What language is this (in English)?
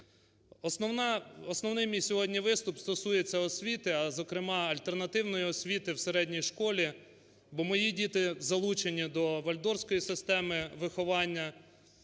Ukrainian